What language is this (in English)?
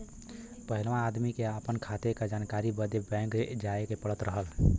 Bhojpuri